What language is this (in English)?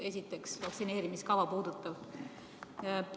Estonian